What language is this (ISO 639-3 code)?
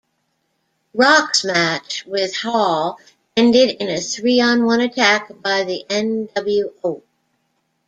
eng